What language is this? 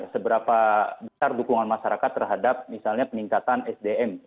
Indonesian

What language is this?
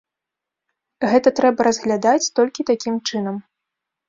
Belarusian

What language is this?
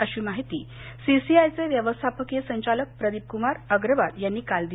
Marathi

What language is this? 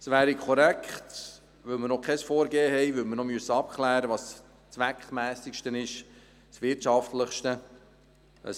Swiss German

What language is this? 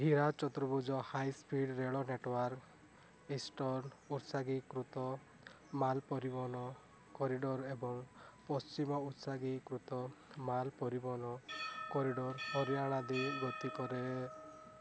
Odia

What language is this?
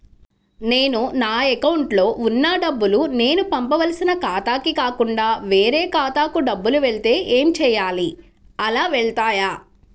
Telugu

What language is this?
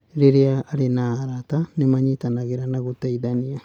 Kikuyu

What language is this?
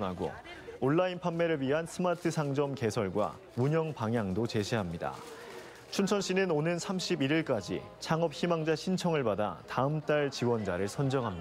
Korean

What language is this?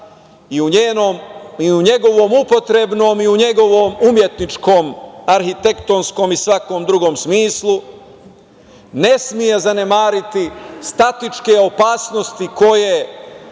Serbian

